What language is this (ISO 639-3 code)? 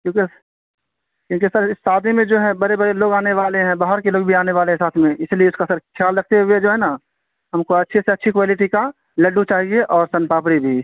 urd